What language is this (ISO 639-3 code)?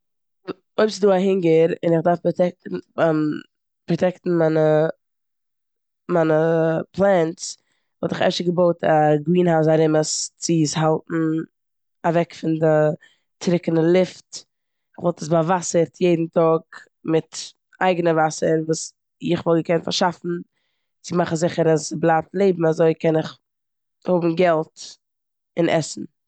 yid